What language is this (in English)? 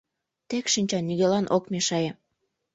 Mari